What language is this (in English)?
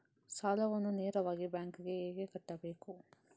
Kannada